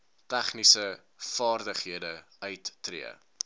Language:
Afrikaans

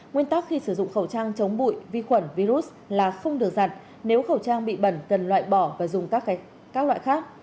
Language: Vietnamese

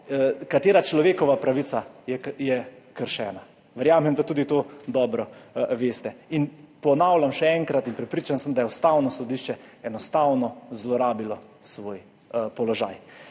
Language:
Slovenian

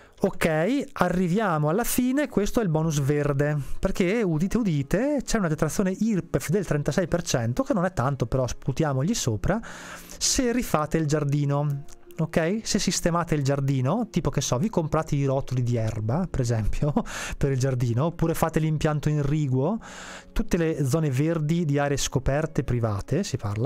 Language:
Italian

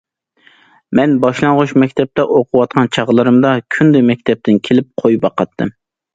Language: Uyghur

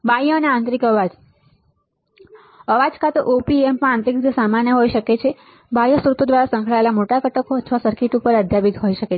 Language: Gujarati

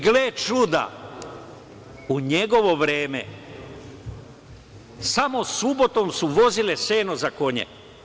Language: Serbian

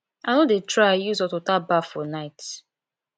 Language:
Nigerian Pidgin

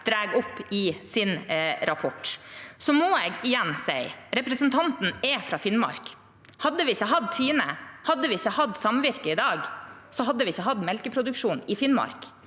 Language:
Norwegian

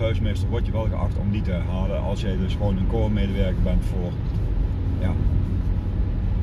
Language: Dutch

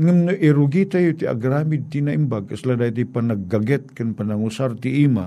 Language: Filipino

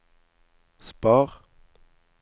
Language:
Norwegian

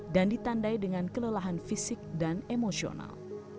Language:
Indonesian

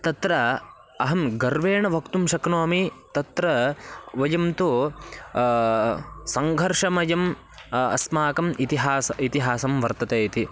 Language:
Sanskrit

